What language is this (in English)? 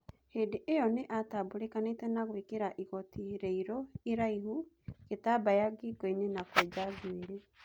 Kikuyu